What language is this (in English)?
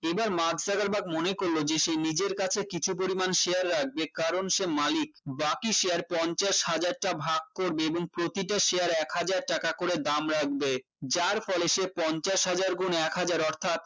Bangla